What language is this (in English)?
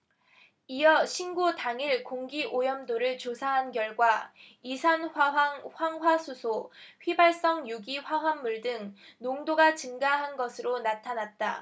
Korean